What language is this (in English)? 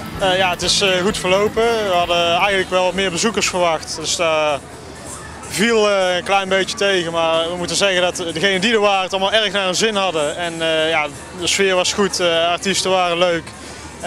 Dutch